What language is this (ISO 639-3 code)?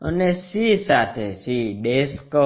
guj